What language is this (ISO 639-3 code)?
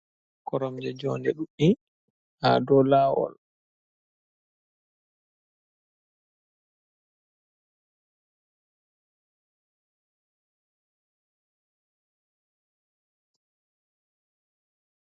ful